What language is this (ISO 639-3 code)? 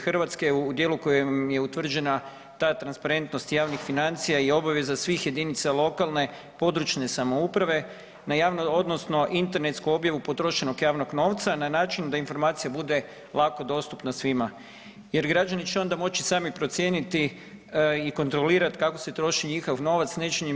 hrv